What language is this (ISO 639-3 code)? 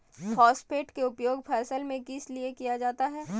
mag